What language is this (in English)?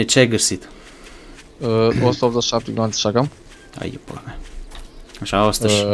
Romanian